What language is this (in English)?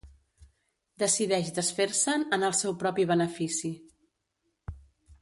Catalan